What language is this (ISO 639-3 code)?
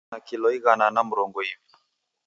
dav